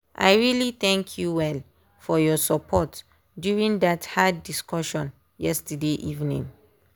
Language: Nigerian Pidgin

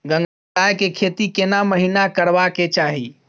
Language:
Maithili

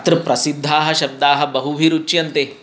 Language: Sanskrit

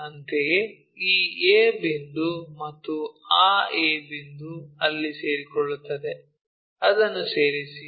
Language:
Kannada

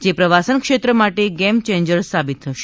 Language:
Gujarati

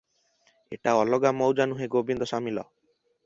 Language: Odia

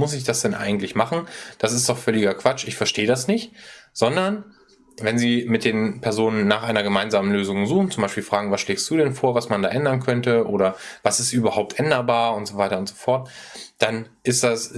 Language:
German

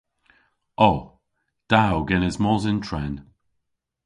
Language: Cornish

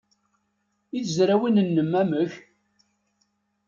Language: Kabyle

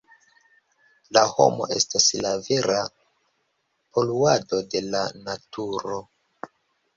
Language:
Esperanto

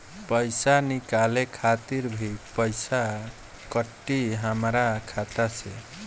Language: Bhojpuri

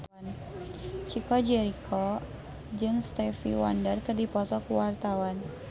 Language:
Sundanese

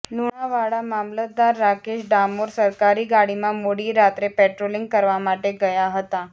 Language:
Gujarati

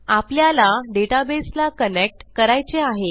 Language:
Marathi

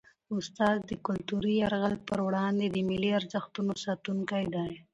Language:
Pashto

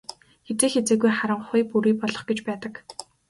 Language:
Mongolian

